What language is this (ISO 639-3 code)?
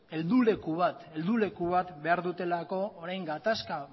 eus